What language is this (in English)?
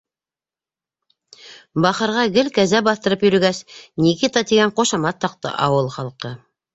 Bashkir